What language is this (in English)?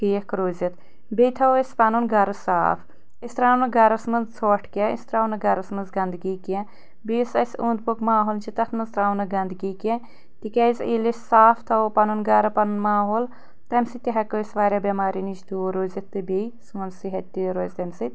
Kashmiri